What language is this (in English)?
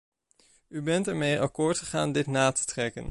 Dutch